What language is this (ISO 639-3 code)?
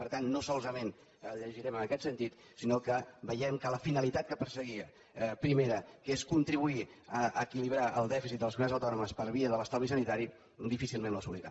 cat